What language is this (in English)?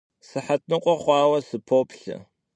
Kabardian